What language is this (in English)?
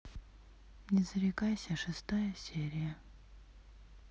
Russian